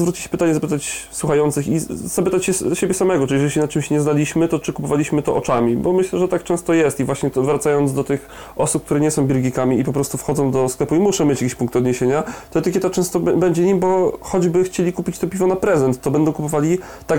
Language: Polish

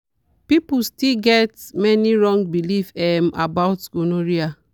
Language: Nigerian Pidgin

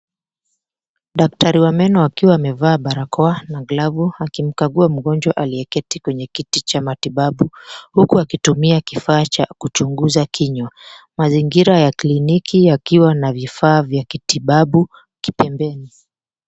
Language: Swahili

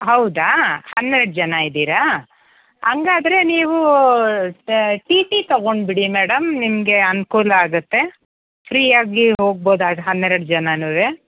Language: Kannada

